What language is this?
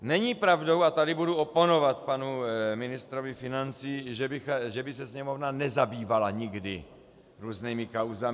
Czech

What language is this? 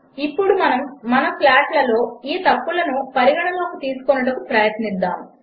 Telugu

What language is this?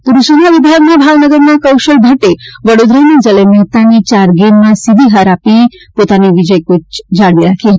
Gujarati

